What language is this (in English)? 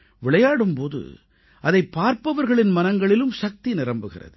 Tamil